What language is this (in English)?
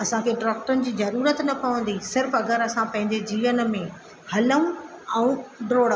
Sindhi